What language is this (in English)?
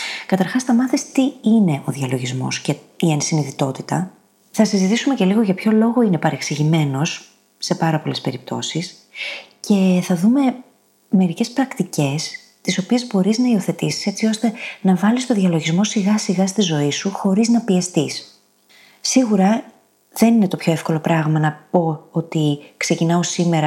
Greek